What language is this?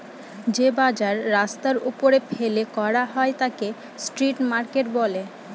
Bangla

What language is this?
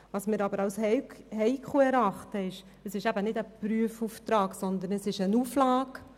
Swiss German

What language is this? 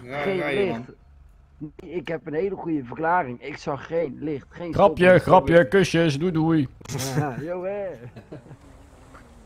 Dutch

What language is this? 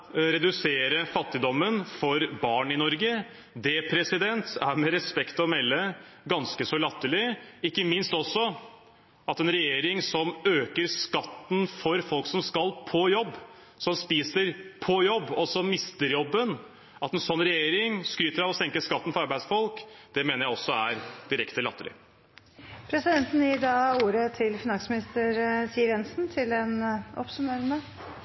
Norwegian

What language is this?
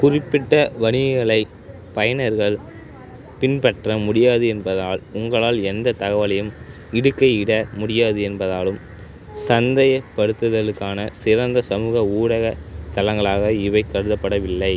Tamil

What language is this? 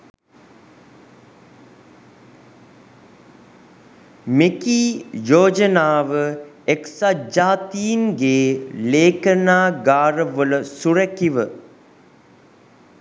Sinhala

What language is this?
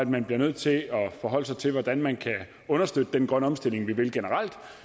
Danish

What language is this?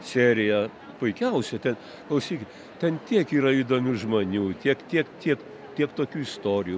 Lithuanian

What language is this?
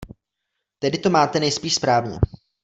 Czech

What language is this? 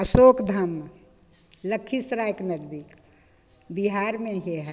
Maithili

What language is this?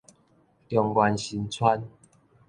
Min Nan Chinese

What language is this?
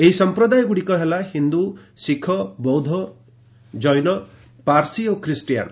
Odia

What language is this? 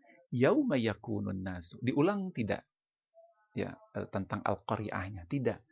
Indonesian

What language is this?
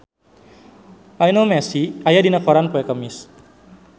Sundanese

